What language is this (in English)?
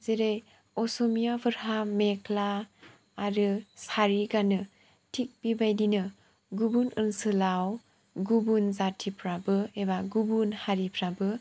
Bodo